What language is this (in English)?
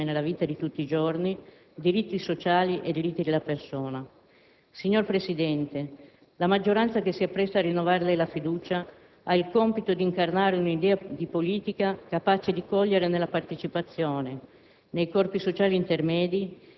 Italian